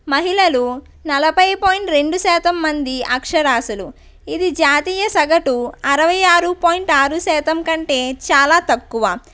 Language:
Telugu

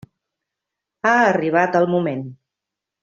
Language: Catalan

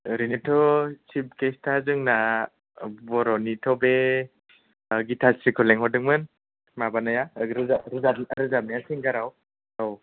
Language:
Bodo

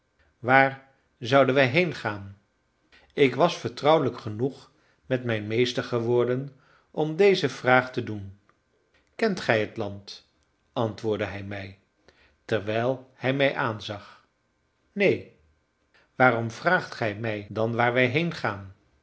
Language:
Dutch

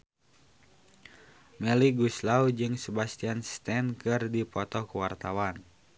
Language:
Sundanese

